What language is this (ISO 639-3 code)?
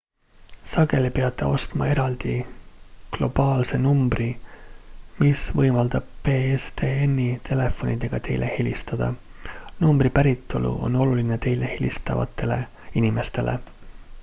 est